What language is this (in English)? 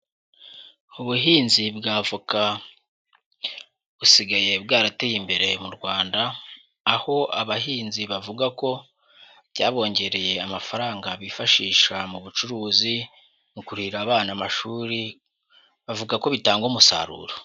Kinyarwanda